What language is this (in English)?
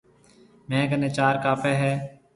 Marwari (Pakistan)